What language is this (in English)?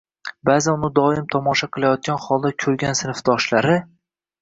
Uzbek